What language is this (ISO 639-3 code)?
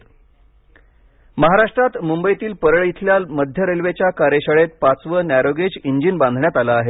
mar